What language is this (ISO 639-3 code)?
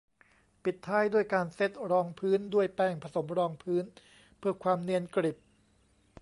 tha